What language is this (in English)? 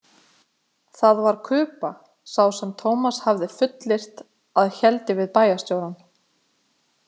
Icelandic